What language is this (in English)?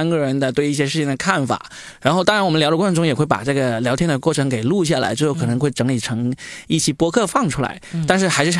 Chinese